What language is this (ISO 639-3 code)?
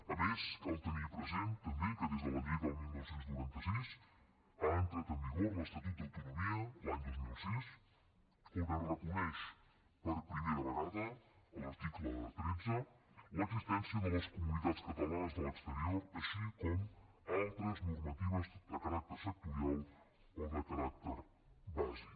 cat